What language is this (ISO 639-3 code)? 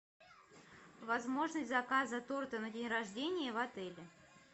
rus